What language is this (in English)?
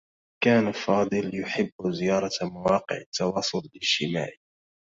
Arabic